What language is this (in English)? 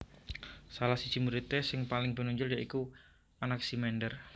Javanese